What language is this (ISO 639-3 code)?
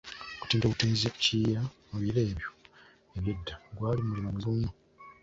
lug